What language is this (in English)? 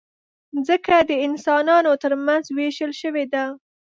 Pashto